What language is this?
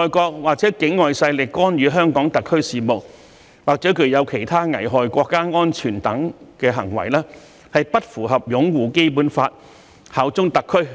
Cantonese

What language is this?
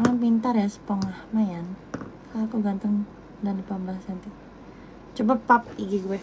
Indonesian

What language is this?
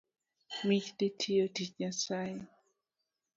Luo (Kenya and Tanzania)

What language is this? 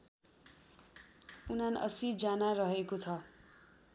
Nepali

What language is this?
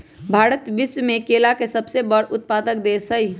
Magahi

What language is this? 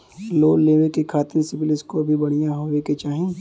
Bhojpuri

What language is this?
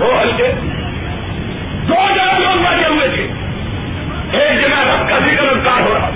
Urdu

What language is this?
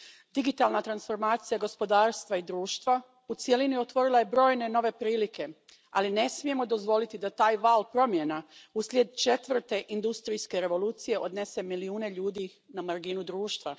Croatian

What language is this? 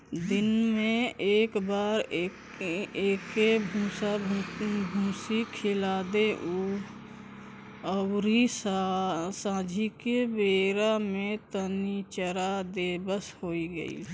Bhojpuri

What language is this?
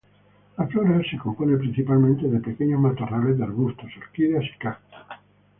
Spanish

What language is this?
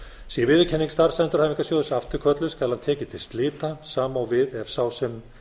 Icelandic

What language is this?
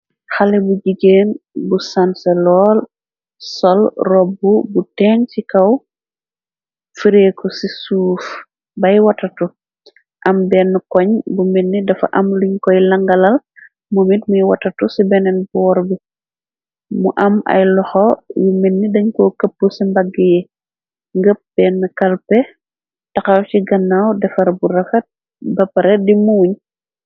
Wolof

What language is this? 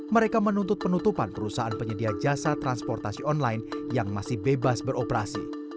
Indonesian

